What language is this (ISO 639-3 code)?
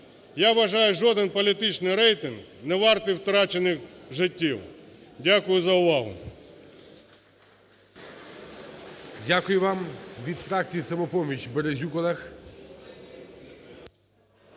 ukr